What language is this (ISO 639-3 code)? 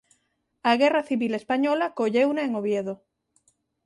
glg